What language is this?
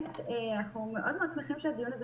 Hebrew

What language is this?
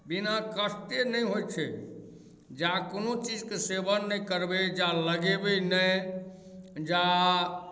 Maithili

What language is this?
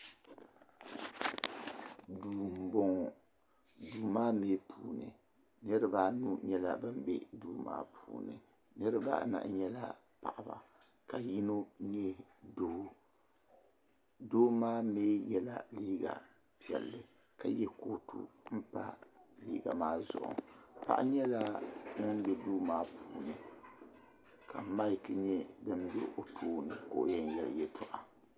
Dagbani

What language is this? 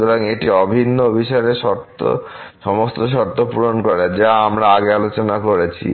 Bangla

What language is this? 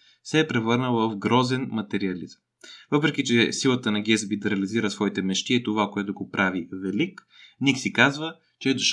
Bulgarian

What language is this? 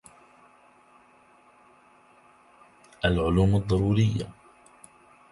Arabic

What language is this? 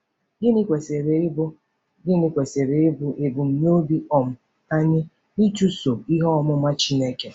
Igbo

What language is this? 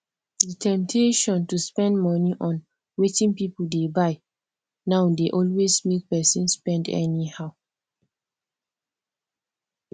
Nigerian Pidgin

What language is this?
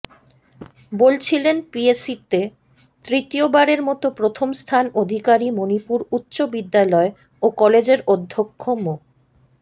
Bangla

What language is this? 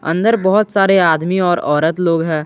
Hindi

